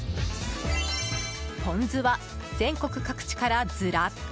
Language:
Japanese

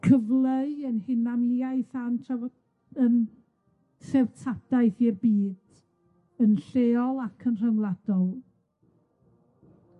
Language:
Welsh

